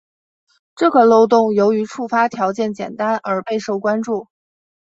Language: Chinese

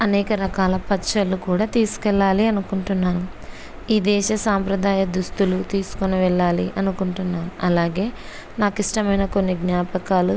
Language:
Telugu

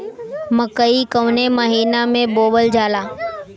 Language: Bhojpuri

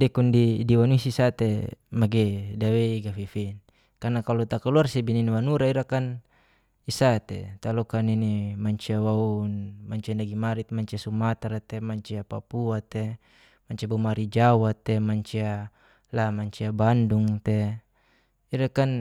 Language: Geser-Gorom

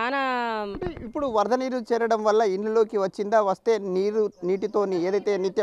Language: Telugu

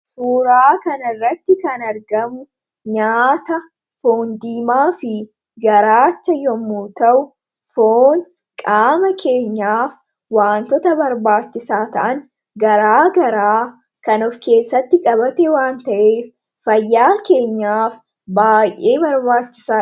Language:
Oromo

